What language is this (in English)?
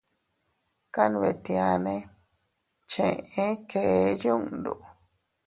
Teutila Cuicatec